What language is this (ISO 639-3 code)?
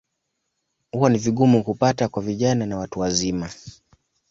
swa